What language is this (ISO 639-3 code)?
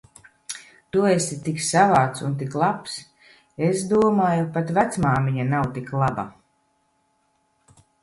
lav